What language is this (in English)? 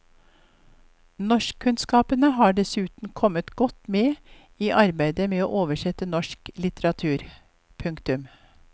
Norwegian